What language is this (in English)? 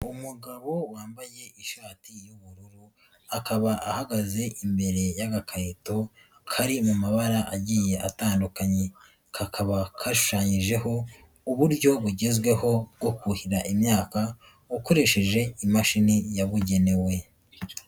Kinyarwanda